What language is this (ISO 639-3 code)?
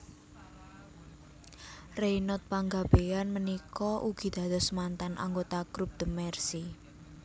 jav